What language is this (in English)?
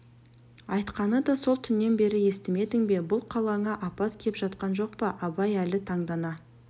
Kazakh